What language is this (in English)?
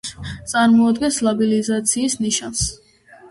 Georgian